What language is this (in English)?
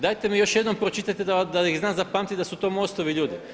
Croatian